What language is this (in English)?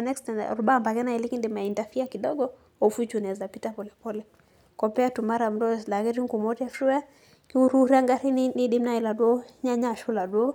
Masai